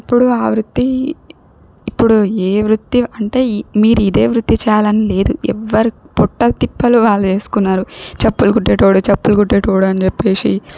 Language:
Telugu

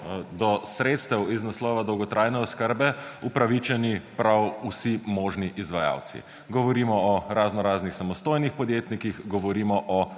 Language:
Slovenian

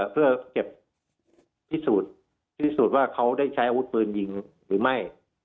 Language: Thai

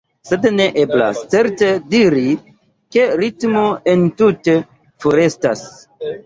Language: Esperanto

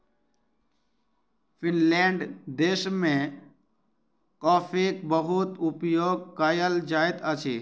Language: Maithili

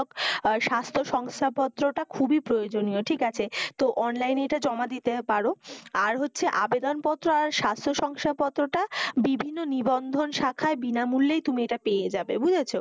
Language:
Bangla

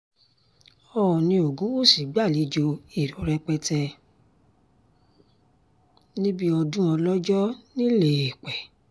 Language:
Yoruba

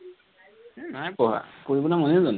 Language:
Assamese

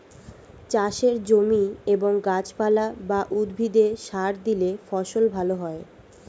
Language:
Bangla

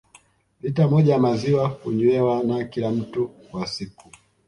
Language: Swahili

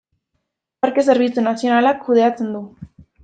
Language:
Basque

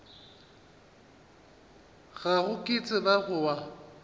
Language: Northern Sotho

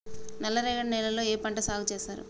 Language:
Telugu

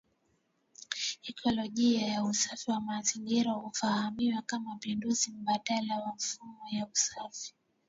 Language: Swahili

